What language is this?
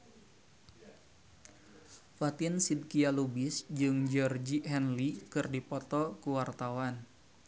Sundanese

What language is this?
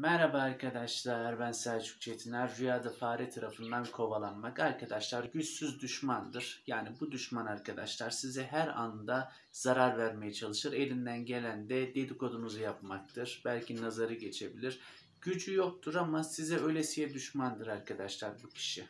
Turkish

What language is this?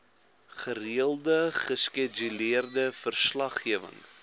Afrikaans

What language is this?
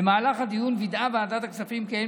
Hebrew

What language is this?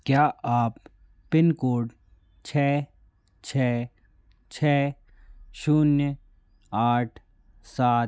Hindi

